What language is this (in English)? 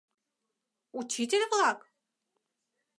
Mari